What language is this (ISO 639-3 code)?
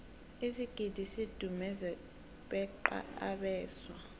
nbl